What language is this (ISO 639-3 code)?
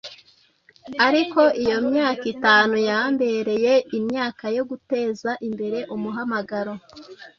kin